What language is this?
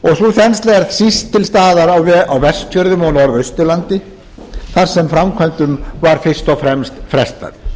Icelandic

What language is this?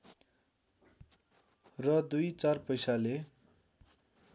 Nepali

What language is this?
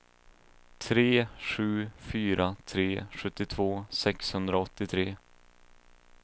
Swedish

